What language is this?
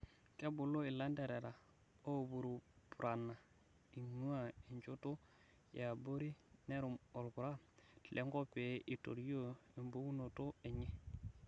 Masai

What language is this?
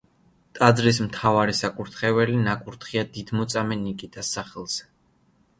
Georgian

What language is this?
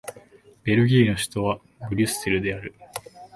Japanese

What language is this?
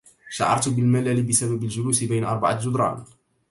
Arabic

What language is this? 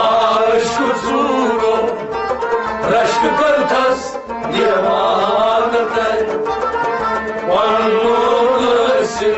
Turkish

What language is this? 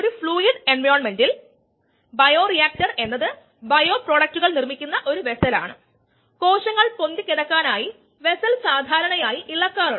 Malayalam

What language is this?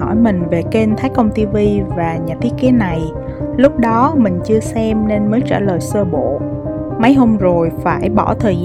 Vietnamese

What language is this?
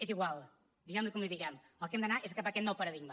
Catalan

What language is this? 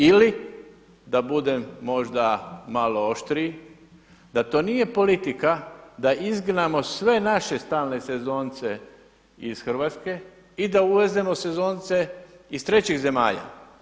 Croatian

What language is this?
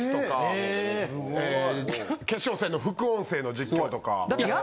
Japanese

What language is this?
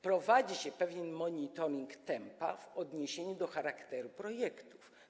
Polish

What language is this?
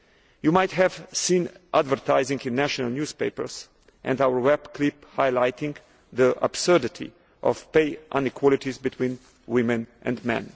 English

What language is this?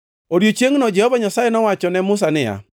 Luo (Kenya and Tanzania)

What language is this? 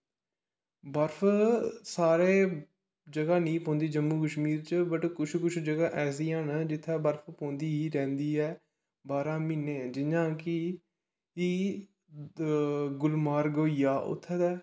Dogri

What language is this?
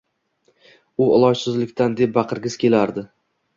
Uzbek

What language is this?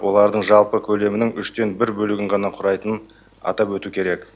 Kazakh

